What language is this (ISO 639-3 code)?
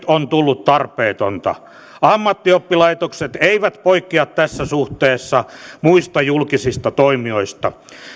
fin